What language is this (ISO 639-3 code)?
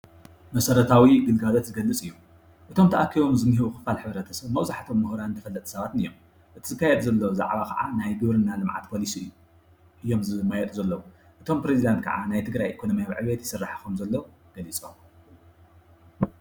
tir